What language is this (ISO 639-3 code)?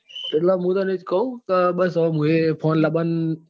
guj